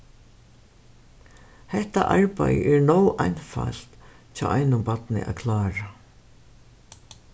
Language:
Faroese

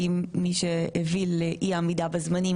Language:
Hebrew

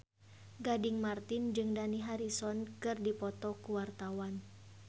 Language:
Sundanese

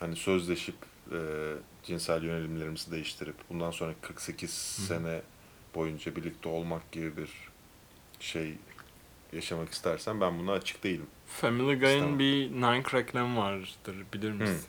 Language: Turkish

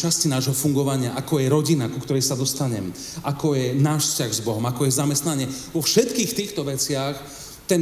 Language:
Slovak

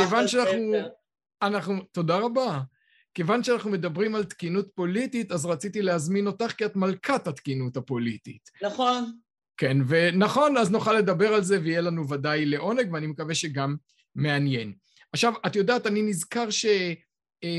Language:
Hebrew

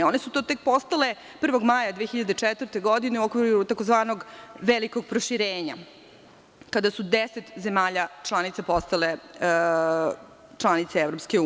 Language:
Serbian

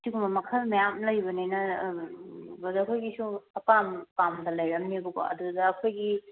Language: Manipuri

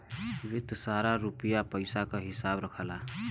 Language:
Bhojpuri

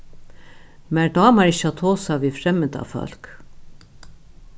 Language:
Faroese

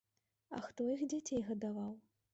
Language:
Belarusian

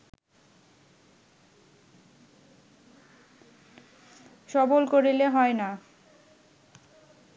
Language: Bangla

